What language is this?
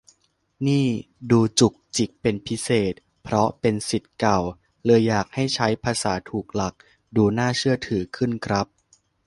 Thai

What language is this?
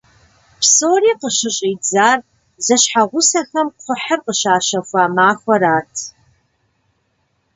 Kabardian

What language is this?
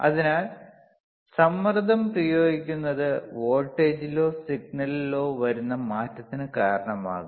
Malayalam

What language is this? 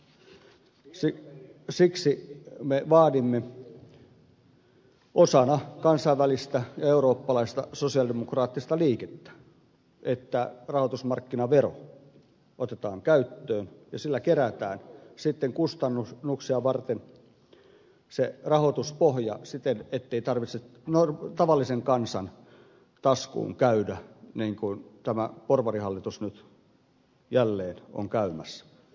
Finnish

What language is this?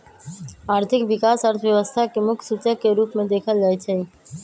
Magahi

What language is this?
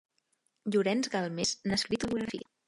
Catalan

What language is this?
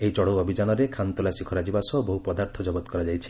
Odia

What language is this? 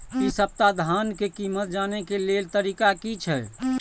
Maithili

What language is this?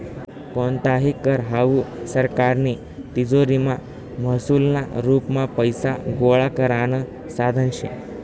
Marathi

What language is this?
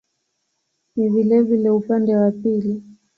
Swahili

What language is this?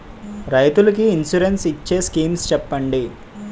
Telugu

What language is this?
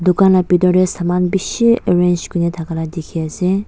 Naga Pidgin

